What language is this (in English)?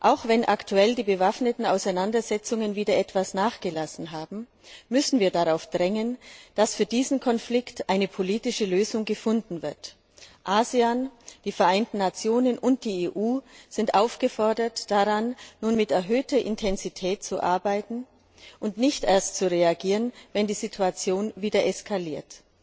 German